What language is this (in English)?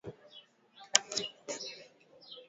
Swahili